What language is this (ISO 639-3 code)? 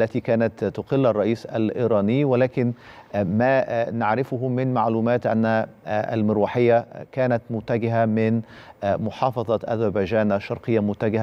ara